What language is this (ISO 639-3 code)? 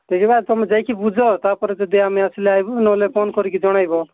ori